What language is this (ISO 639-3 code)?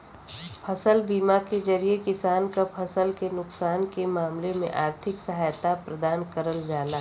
bho